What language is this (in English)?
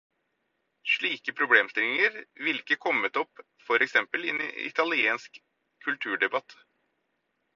Norwegian Bokmål